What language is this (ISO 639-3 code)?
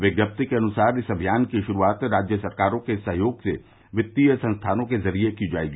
hin